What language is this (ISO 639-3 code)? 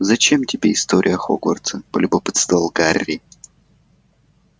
rus